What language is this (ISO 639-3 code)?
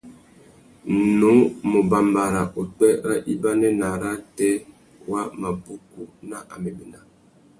bag